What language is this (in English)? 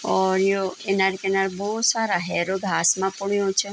Garhwali